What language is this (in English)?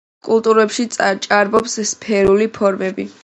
Georgian